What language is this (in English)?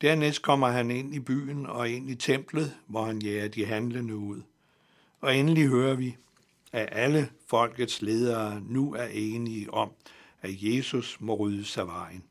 Danish